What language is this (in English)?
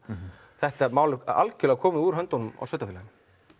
Icelandic